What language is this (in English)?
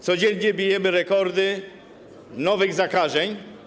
Polish